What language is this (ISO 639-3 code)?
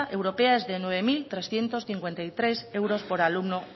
spa